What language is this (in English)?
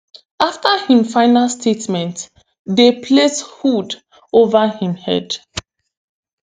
Nigerian Pidgin